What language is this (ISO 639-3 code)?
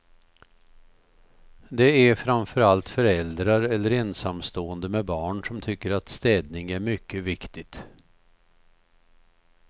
swe